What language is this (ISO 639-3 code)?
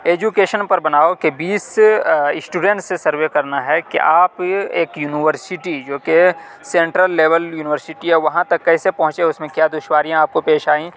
urd